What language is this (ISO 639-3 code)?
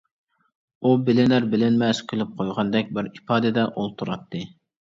uig